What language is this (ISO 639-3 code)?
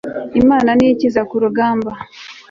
kin